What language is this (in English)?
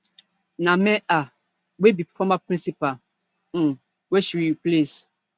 Nigerian Pidgin